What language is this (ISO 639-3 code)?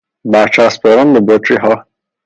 fas